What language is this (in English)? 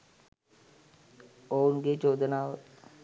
Sinhala